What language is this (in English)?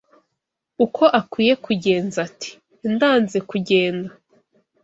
Kinyarwanda